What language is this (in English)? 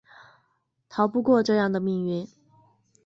Chinese